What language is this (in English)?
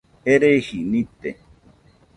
Nüpode Huitoto